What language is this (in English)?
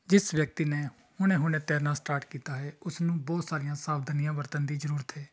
Punjabi